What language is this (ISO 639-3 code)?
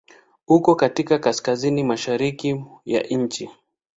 swa